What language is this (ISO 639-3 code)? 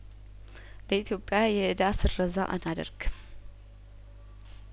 amh